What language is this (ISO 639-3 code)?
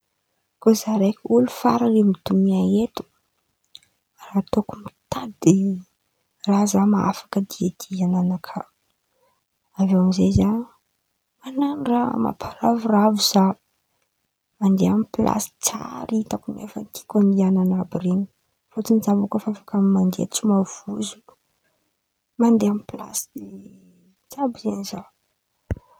xmv